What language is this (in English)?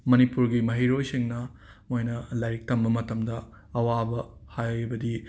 Manipuri